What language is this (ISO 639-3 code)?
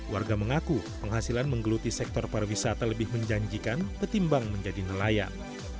ind